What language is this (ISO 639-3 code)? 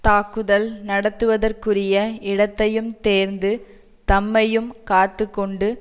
tam